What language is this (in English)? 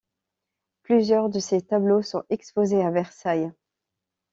French